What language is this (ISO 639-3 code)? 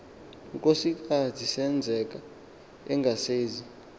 xho